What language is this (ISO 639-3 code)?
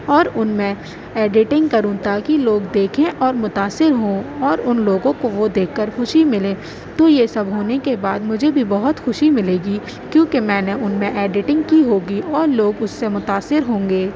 urd